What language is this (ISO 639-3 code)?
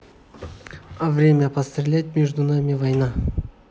rus